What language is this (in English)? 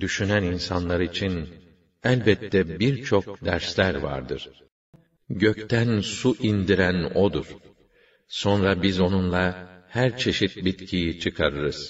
Turkish